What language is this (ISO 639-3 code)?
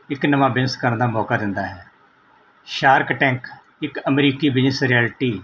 pan